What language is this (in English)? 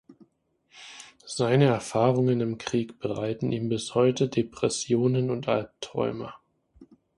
German